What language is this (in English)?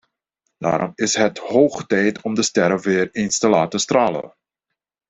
Dutch